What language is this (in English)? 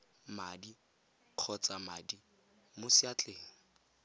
Tswana